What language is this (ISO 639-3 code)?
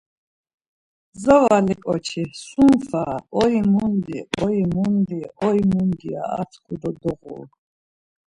lzz